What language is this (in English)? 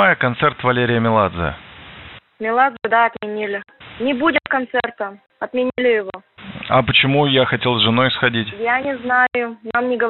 Russian